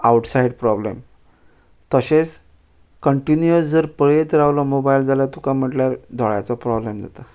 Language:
Konkani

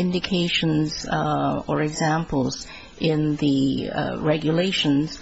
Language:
English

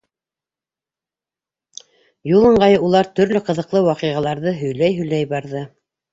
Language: Bashkir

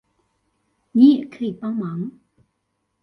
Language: Chinese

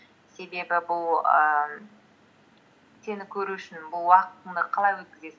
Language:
Kazakh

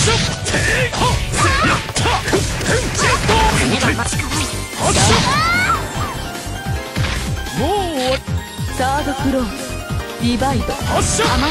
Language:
Japanese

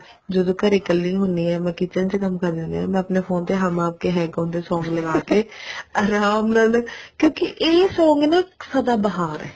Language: Punjabi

